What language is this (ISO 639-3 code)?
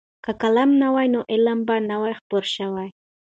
pus